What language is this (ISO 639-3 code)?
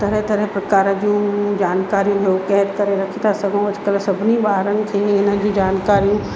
snd